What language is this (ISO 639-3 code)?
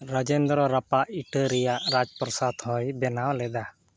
sat